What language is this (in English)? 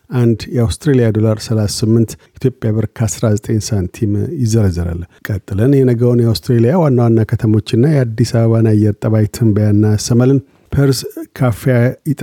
Amharic